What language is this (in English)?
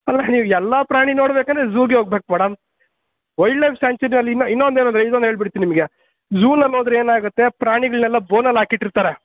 Kannada